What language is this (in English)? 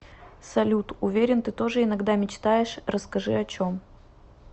Russian